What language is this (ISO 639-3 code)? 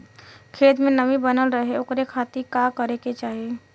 bho